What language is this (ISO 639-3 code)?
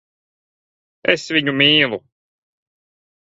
lav